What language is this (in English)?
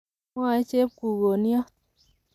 Kalenjin